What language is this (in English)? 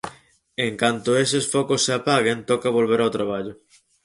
Galician